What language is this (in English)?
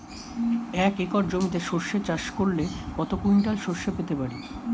Bangla